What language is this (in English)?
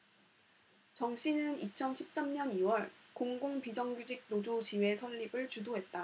Korean